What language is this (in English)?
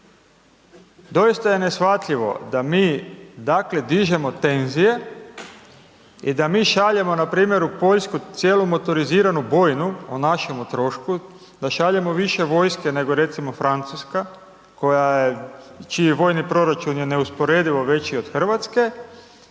Croatian